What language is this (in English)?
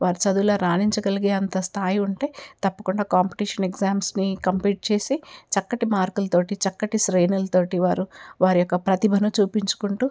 Telugu